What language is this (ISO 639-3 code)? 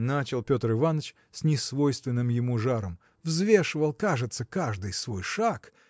rus